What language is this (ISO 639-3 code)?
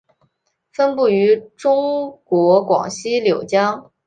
zho